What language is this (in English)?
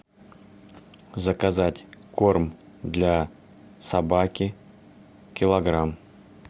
Russian